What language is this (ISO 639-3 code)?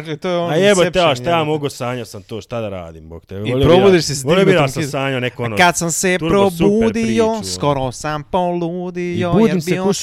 hrv